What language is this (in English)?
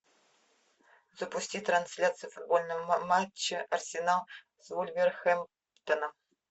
Russian